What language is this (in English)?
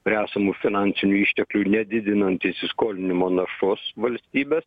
Lithuanian